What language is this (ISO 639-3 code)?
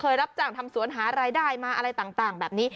tha